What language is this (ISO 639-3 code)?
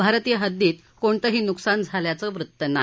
mar